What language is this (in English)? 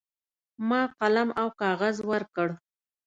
Pashto